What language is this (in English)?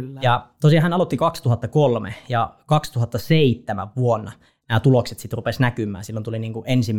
Finnish